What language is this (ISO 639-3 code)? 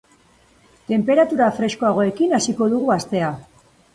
eus